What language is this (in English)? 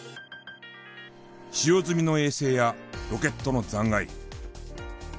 Japanese